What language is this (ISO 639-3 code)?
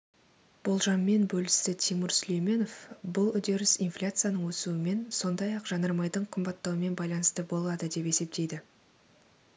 kaz